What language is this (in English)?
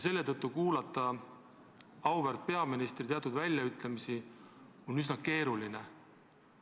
Estonian